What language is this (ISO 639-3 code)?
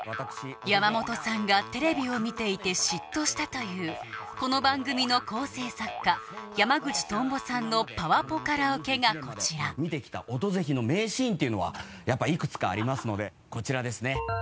jpn